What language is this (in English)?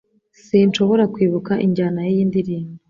Kinyarwanda